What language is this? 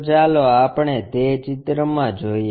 Gujarati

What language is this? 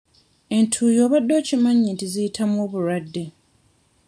Ganda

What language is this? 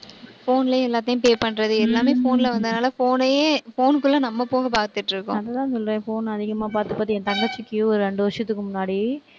Tamil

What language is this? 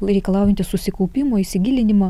Lithuanian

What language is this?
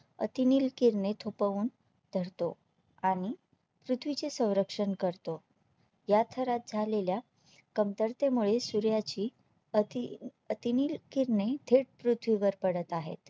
Marathi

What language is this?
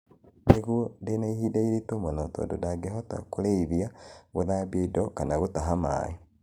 Kikuyu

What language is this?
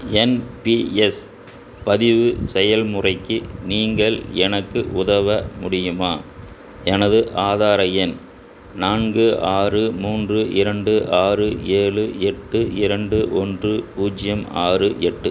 Tamil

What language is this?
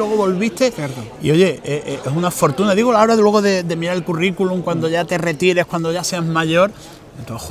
Spanish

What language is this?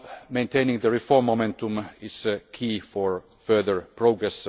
English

